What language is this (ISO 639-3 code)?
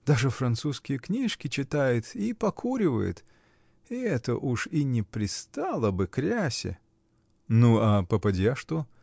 rus